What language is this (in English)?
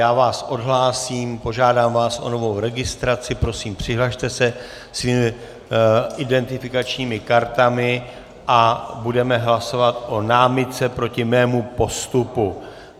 Czech